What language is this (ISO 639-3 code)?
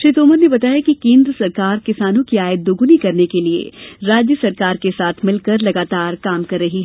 hin